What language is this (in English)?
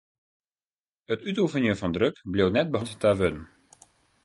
Western Frisian